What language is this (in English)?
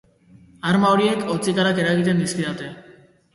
Basque